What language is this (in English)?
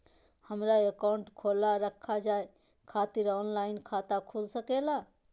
Magahi